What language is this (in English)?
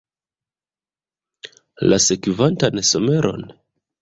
Esperanto